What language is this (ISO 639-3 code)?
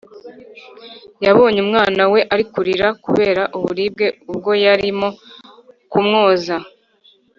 kin